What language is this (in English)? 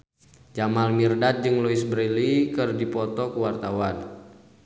Sundanese